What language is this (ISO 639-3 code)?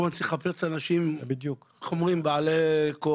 heb